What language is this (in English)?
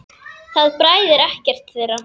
Icelandic